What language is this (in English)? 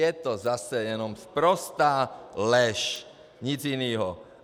Czech